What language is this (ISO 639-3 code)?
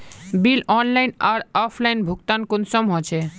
mag